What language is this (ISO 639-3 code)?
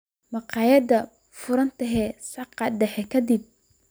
som